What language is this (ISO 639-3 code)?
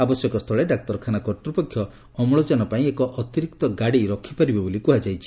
ori